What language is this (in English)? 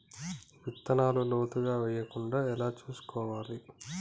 Telugu